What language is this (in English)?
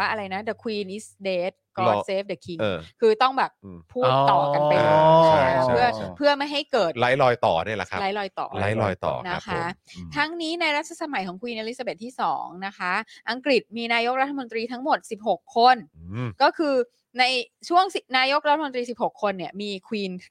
Thai